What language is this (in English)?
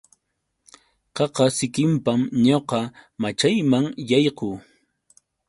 Yauyos Quechua